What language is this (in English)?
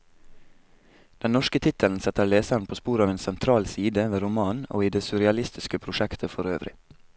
Norwegian